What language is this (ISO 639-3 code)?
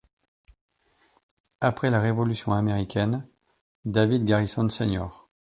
fra